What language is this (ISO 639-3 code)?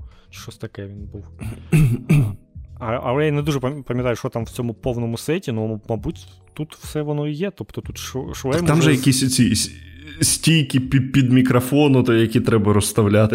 ukr